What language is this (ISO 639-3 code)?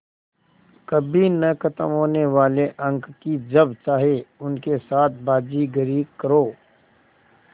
hin